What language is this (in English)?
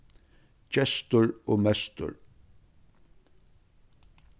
Faroese